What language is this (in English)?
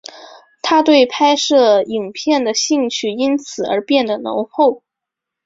Chinese